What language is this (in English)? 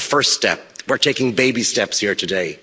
English